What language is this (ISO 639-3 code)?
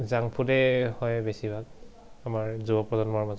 asm